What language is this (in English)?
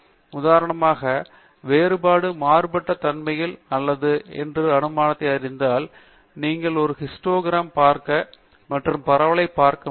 Tamil